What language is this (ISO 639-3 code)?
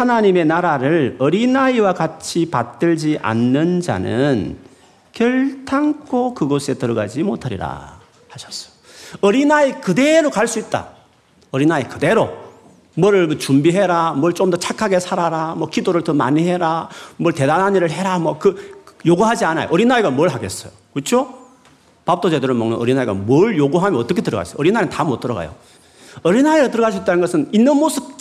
kor